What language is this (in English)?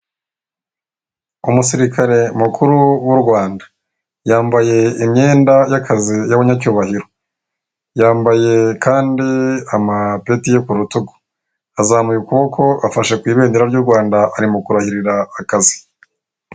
Kinyarwanda